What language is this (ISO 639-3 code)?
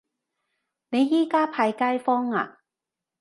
yue